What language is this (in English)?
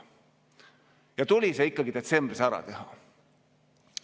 Estonian